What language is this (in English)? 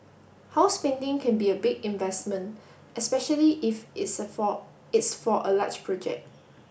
English